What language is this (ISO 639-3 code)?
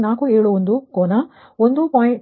kan